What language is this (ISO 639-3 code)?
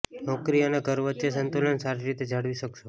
guj